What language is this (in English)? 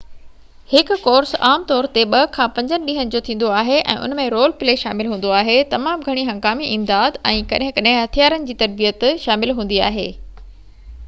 Sindhi